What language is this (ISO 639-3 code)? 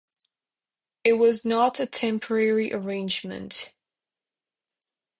eng